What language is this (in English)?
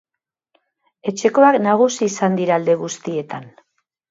Basque